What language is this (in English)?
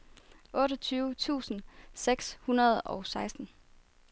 Danish